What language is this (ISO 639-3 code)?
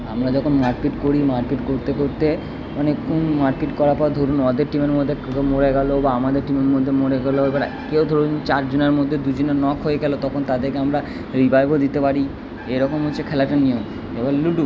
ben